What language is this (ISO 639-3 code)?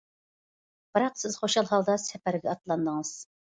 uig